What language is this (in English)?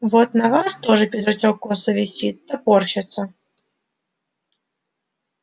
Russian